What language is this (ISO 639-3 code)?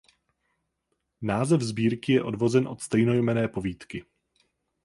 ces